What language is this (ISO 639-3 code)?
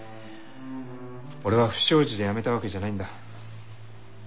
jpn